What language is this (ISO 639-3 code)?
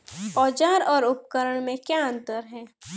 hin